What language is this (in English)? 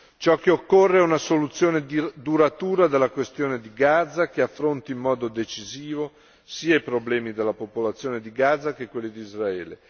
Italian